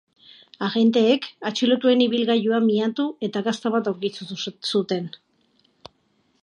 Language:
Basque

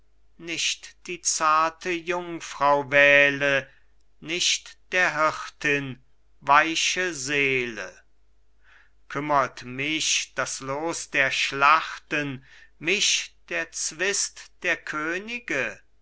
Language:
German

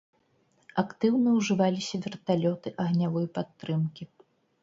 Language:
Belarusian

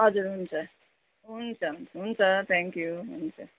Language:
Nepali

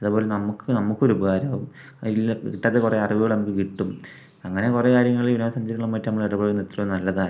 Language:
Malayalam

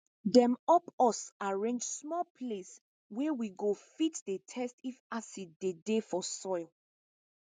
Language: Nigerian Pidgin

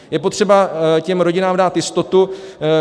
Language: Czech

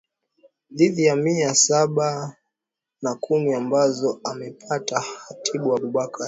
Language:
Swahili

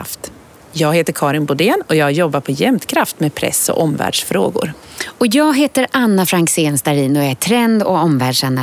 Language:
Swedish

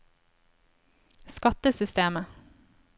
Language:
Norwegian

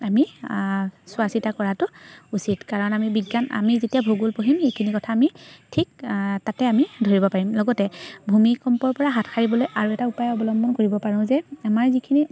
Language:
Assamese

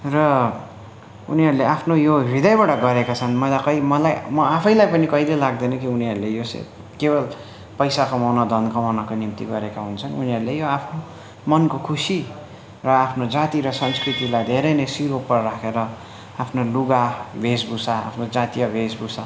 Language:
Nepali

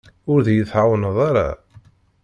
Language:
Kabyle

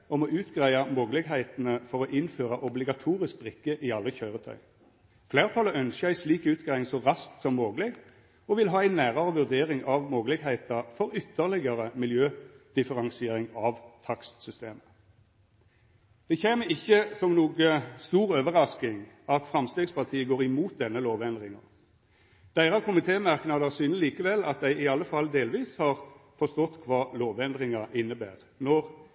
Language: Norwegian Nynorsk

